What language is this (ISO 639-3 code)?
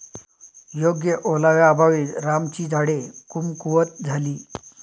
mar